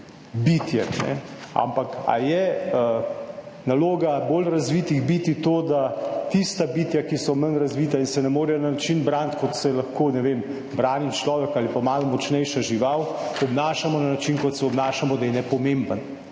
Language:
Slovenian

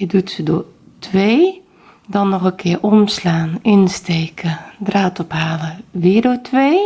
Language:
Dutch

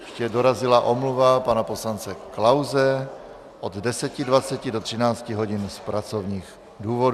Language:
Czech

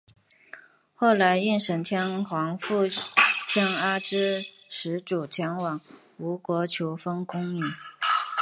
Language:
Chinese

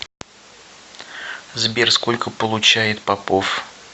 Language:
Russian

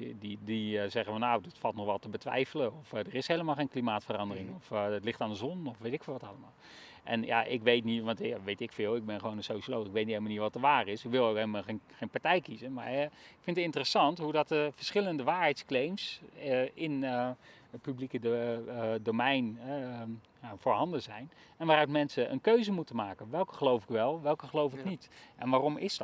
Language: Dutch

